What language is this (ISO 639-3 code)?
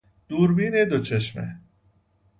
fas